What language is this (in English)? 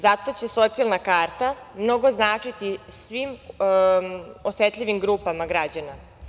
Serbian